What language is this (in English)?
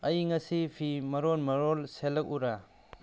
Manipuri